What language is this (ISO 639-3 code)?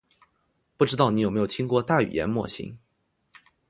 zho